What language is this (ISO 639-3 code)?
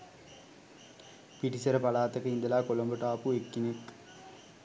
sin